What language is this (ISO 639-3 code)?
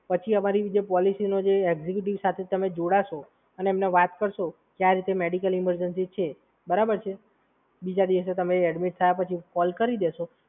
guj